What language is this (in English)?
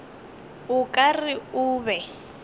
Northern Sotho